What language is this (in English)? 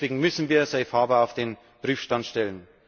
German